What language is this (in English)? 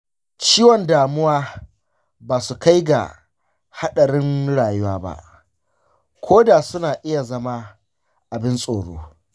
Hausa